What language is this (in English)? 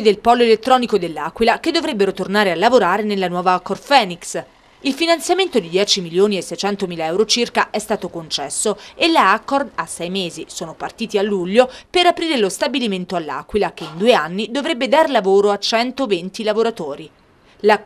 Italian